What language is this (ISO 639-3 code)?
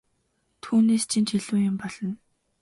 mon